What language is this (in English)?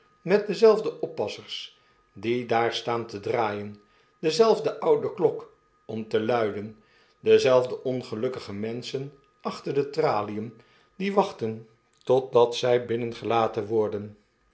Dutch